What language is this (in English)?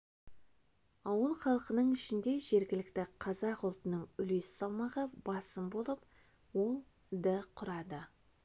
Kazakh